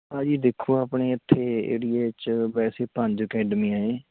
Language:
Punjabi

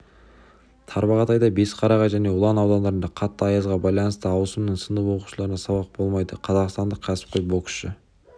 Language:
Kazakh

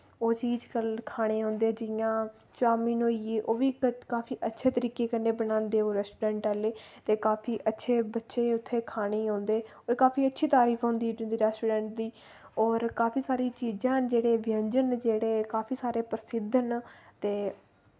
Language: Dogri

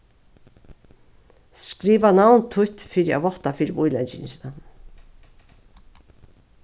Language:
Faroese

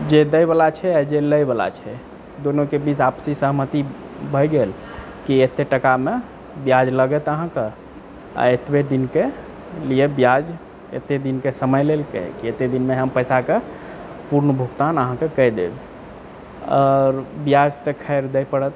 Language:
Maithili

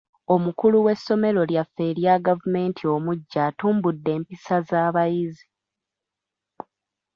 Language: Ganda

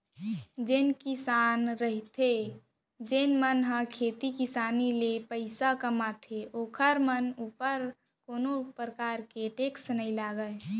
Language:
Chhattisgarhi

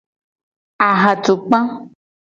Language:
Gen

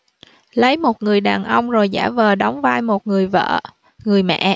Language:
Vietnamese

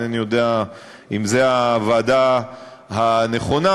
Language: Hebrew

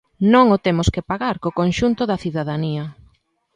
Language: Galician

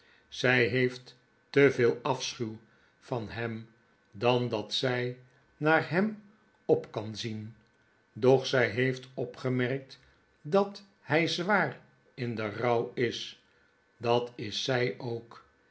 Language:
Dutch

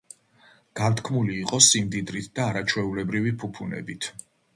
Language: Georgian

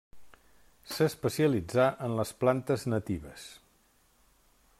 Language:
Catalan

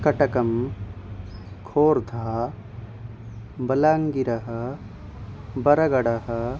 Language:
Sanskrit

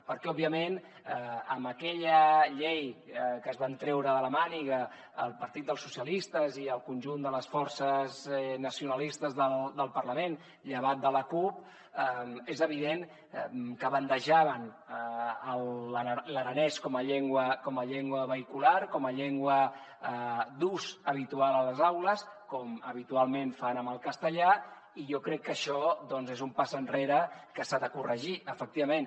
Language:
Catalan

